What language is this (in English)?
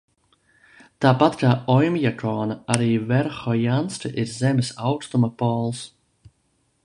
Latvian